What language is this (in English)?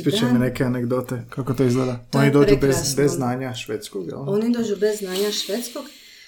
Croatian